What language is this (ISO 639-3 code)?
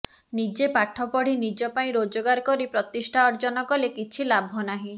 ori